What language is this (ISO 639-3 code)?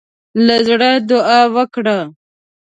pus